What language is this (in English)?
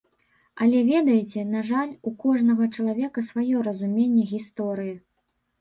Belarusian